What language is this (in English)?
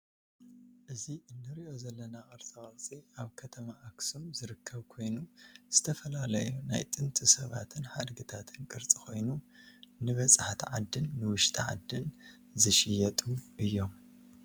Tigrinya